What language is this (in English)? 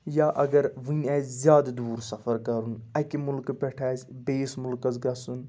Kashmiri